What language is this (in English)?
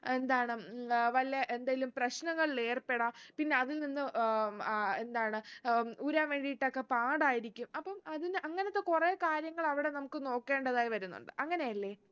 Malayalam